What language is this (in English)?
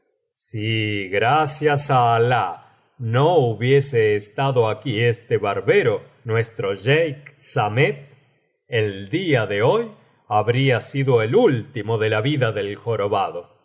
Spanish